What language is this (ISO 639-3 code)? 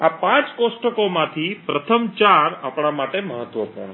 guj